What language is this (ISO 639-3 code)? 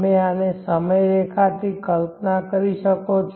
guj